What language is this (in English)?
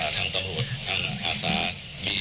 Thai